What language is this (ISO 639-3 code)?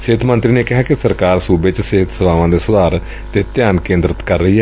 pan